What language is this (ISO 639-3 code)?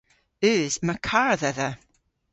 cor